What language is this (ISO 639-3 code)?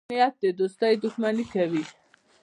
pus